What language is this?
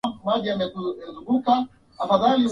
Swahili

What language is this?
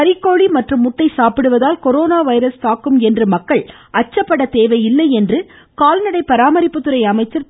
Tamil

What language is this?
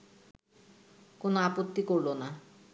Bangla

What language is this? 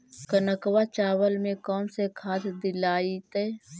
Magahi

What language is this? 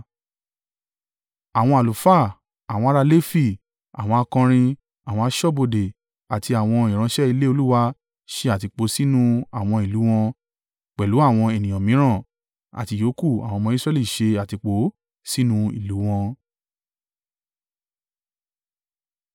Yoruba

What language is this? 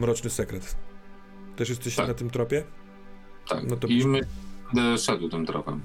Polish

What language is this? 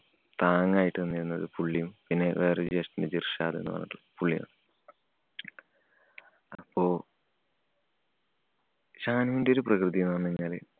Malayalam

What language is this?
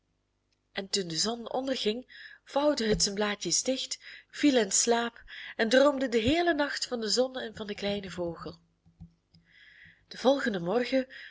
Dutch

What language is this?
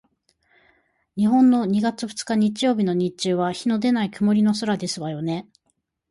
Japanese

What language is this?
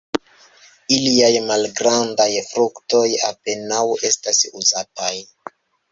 Esperanto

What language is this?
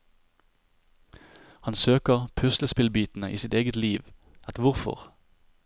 Norwegian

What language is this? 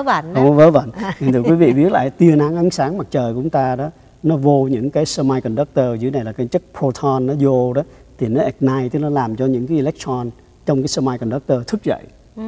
Vietnamese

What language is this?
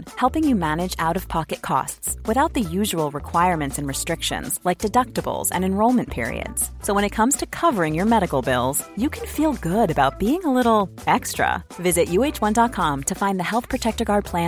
Swedish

